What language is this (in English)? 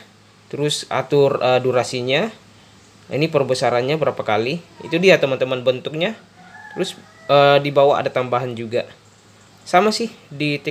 Indonesian